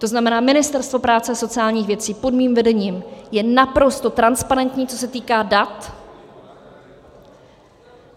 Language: Czech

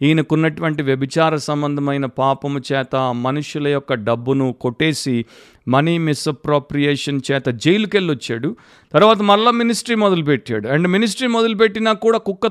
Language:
Telugu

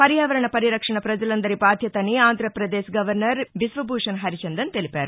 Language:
Telugu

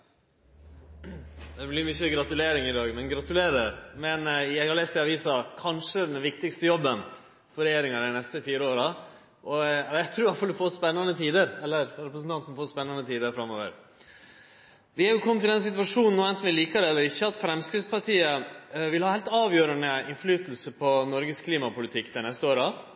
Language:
Norwegian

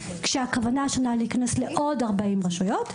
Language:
Hebrew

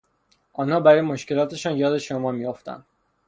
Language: Persian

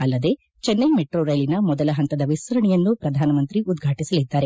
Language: Kannada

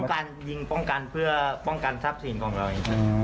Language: Thai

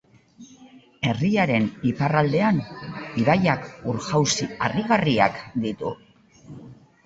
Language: Basque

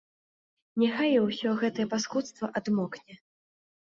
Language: Belarusian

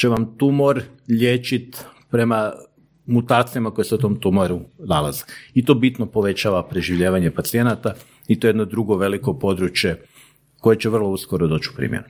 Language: Croatian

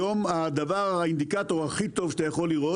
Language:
Hebrew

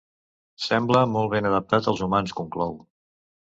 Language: Catalan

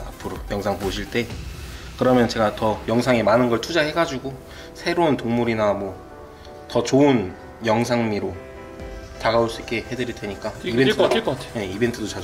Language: Korean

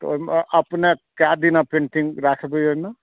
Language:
Maithili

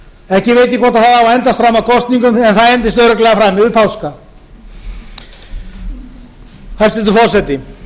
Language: Icelandic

